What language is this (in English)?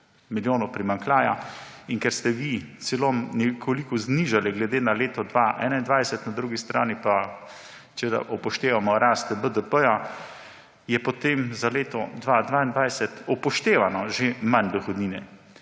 Slovenian